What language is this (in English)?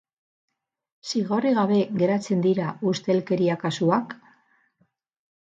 Basque